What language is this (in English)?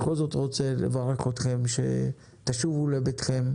Hebrew